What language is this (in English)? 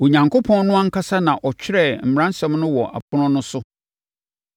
Akan